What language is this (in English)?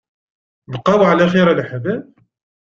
Kabyle